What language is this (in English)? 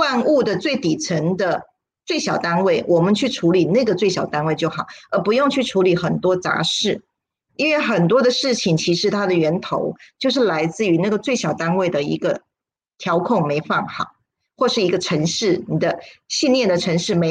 Chinese